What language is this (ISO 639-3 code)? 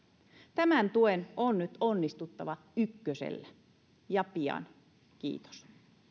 fin